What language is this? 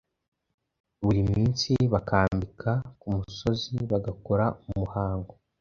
Kinyarwanda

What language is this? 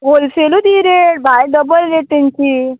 Konkani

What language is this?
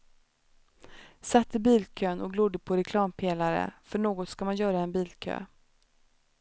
Swedish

